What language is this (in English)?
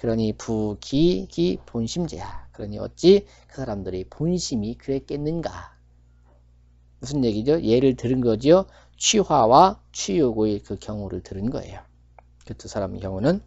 Korean